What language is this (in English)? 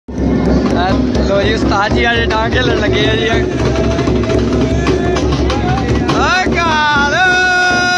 Dutch